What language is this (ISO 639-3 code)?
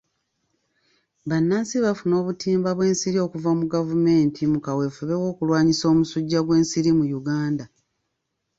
lug